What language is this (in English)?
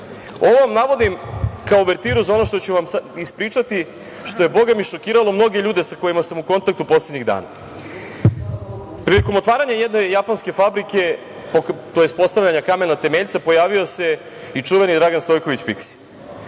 Serbian